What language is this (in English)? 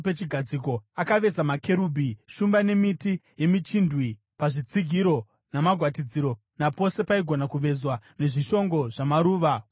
Shona